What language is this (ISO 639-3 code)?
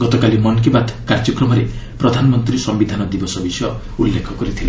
ori